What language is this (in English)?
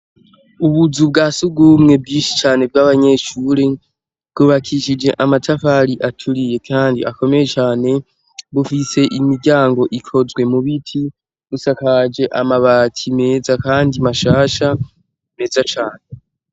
Rundi